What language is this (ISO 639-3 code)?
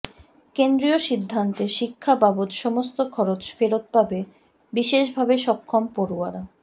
ben